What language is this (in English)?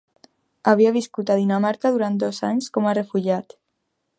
Catalan